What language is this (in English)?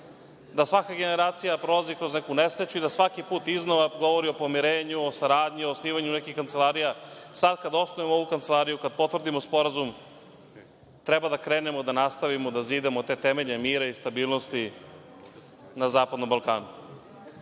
Serbian